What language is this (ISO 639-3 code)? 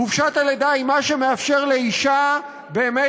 heb